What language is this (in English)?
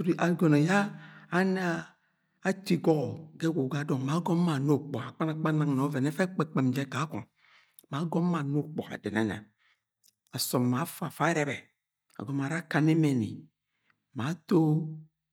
Agwagwune